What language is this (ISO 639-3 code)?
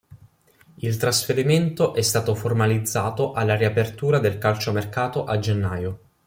ita